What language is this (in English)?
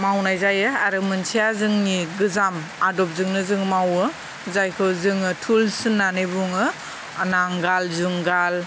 Bodo